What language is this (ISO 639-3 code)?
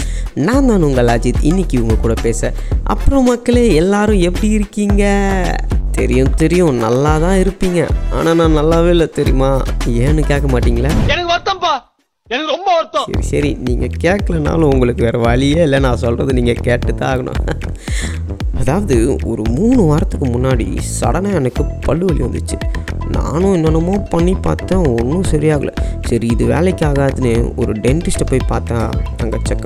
tam